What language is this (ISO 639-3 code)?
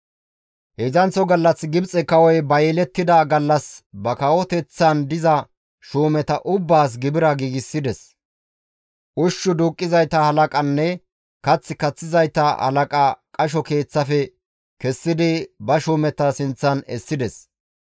gmv